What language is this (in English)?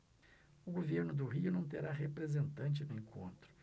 Portuguese